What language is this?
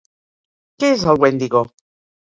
Catalan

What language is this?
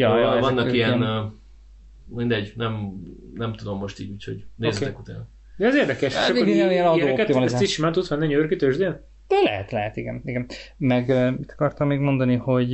Hungarian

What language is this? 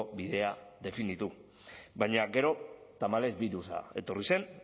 Basque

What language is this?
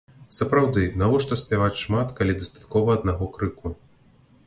Belarusian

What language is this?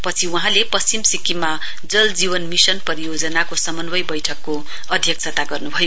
Nepali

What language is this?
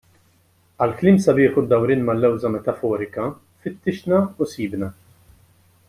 Maltese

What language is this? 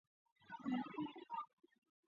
Chinese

